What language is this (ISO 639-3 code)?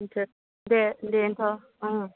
brx